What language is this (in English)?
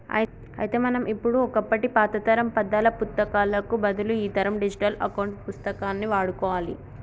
Telugu